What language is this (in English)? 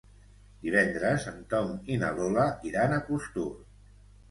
Catalan